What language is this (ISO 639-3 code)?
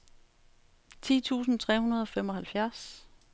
dan